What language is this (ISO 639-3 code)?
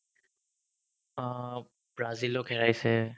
asm